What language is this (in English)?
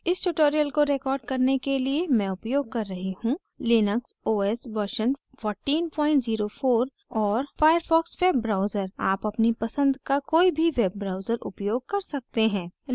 Hindi